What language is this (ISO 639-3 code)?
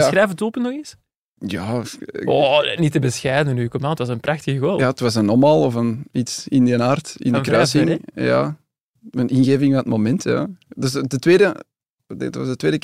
nld